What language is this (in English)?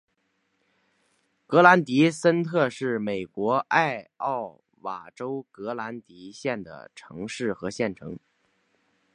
Chinese